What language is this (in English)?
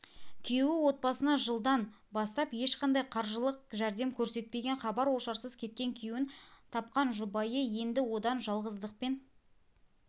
Kazakh